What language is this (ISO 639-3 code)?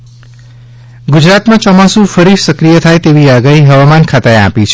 guj